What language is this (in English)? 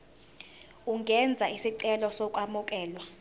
Zulu